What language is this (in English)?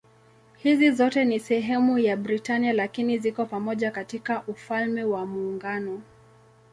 Swahili